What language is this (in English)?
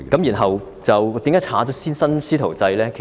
Cantonese